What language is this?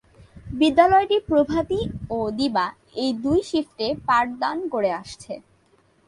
Bangla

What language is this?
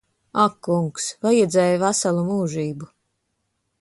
Latvian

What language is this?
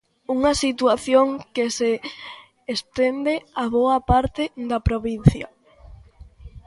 Galician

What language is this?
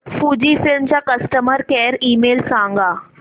Marathi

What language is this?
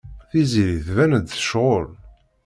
Kabyle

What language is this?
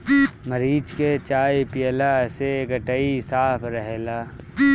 Bhojpuri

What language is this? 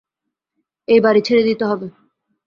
Bangla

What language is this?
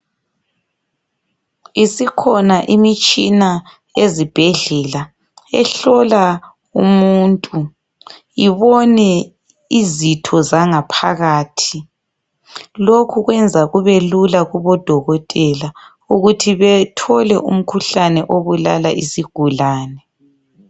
North Ndebele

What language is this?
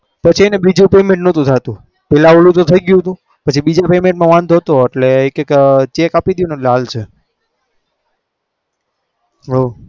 Gujarati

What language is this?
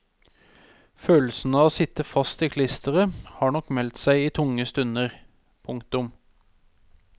Norwegian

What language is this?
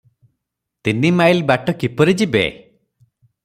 Odia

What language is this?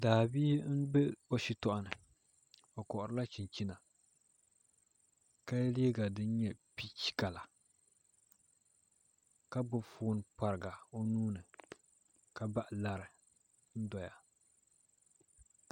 Dagbani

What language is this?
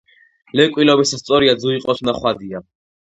Georgian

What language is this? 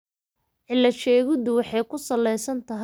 Somali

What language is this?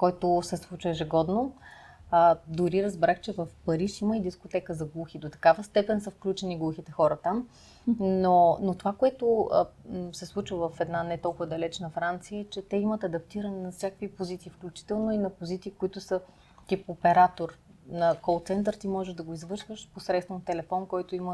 Bulgarian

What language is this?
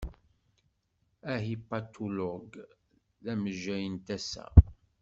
Kabyle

